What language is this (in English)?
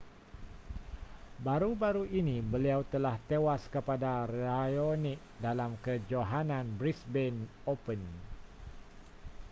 Malay